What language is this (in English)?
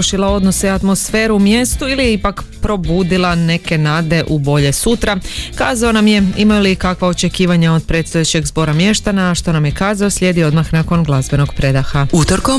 Croatian